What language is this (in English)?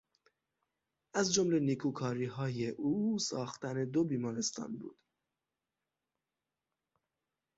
Persian